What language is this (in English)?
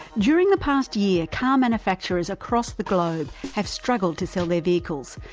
English